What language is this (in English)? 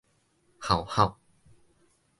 Min Nan Chinese